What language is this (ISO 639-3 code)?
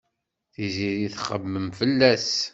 kab